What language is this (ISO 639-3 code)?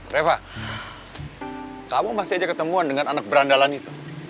ind